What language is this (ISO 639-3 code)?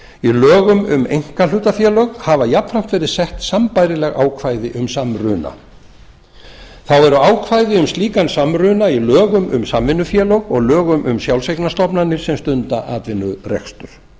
isl